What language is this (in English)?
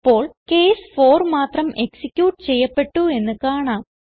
Malayalam